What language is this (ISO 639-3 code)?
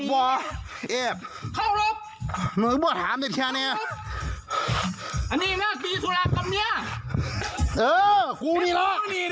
tha